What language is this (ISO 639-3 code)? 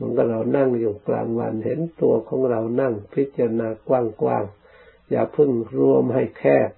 tha